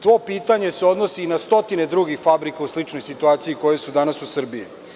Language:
Serbian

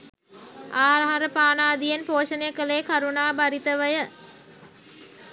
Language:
Sinhala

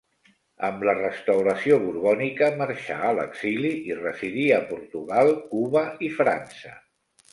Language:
Catalan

